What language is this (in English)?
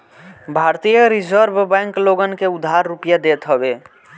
Bhojpuri